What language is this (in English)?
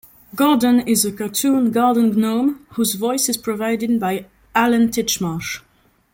English